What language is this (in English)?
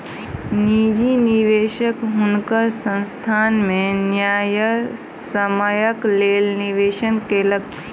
Maithili